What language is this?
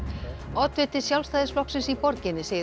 Icelandic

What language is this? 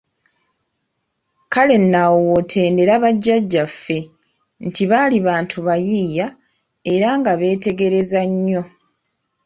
Ganda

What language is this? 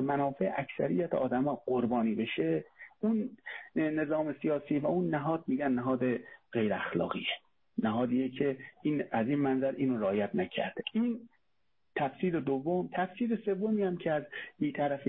Persian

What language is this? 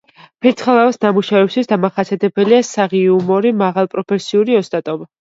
Georgian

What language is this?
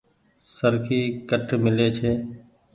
Goaria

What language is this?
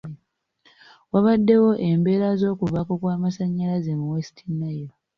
Ganda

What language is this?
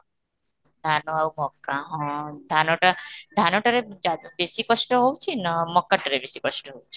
Odia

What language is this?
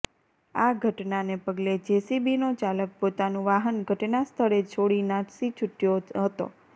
Gujarati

